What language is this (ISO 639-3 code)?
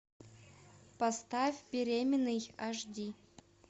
rus